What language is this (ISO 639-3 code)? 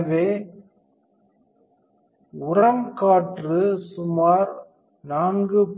tam